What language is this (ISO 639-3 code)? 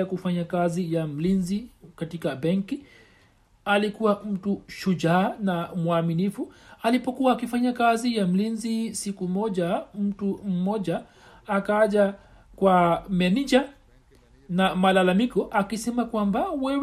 swa